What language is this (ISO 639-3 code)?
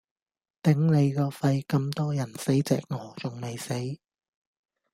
yue